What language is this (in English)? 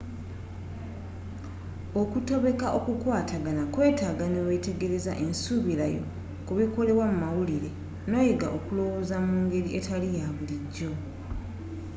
Ganda